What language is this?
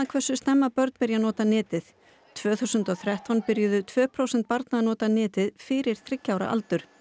Icelandic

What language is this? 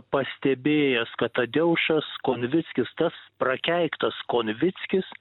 Lithuanian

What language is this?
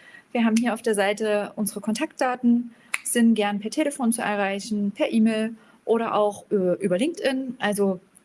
German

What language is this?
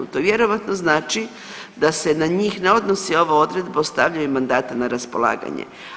Croatian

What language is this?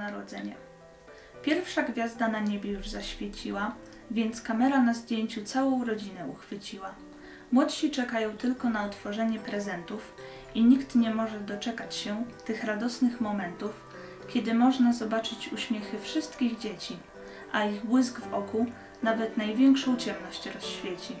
Polish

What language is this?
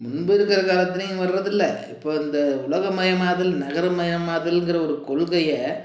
Tamil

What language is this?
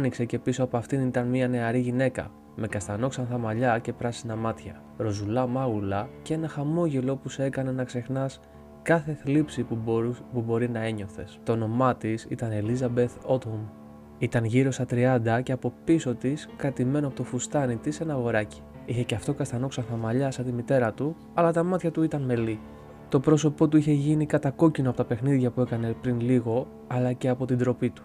Greek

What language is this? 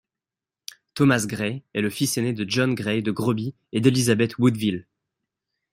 French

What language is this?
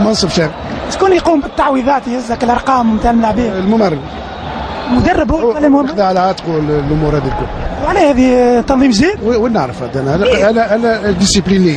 Arabic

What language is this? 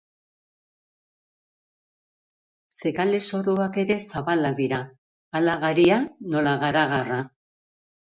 Basque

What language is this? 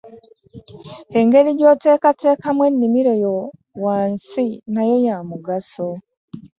Ganda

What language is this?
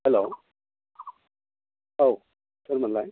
Bodo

